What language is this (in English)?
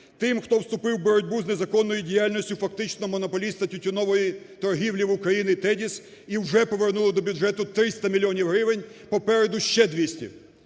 Ukrainian